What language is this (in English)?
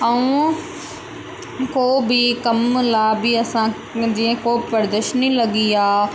Sindhi